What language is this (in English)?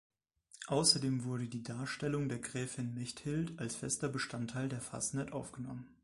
German